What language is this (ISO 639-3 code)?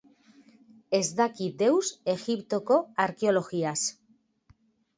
eus